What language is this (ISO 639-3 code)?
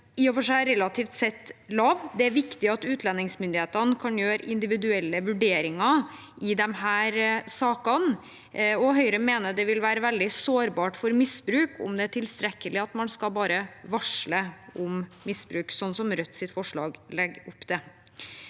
nor